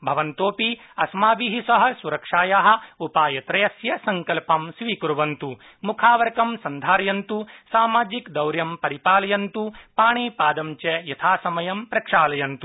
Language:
Sanskrit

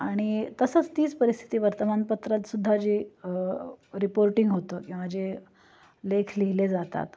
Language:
Marathi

